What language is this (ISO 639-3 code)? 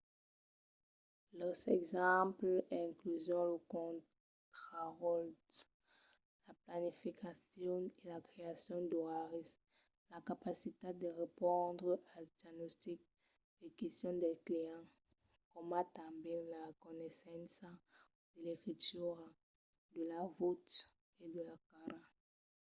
oci